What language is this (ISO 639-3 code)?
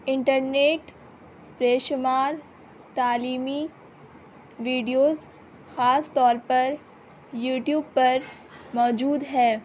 urd